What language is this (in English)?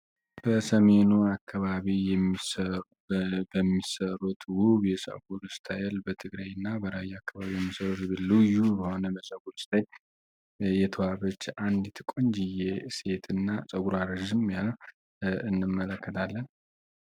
Amharic